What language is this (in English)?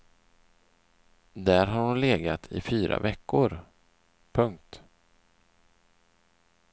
Swedish